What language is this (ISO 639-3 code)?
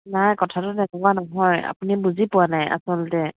asm